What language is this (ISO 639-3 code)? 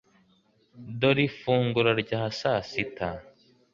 kin